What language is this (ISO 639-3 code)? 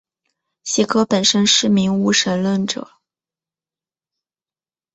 zho